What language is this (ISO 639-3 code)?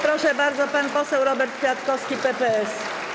pol